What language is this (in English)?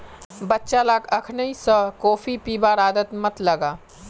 Magahi